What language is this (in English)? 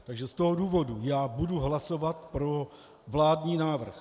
Czech